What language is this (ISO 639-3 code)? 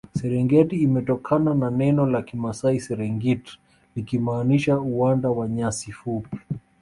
swa